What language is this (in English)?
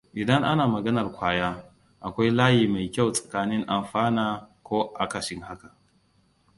Hausa